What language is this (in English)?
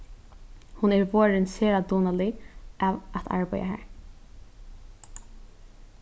Faroese